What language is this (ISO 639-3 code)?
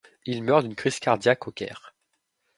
fra